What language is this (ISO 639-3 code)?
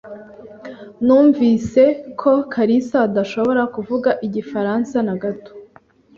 kin